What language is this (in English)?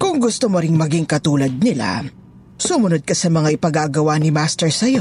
Filipino